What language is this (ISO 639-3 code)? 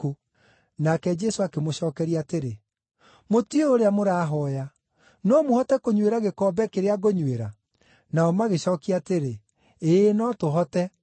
kik